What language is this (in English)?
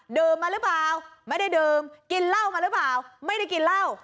Thai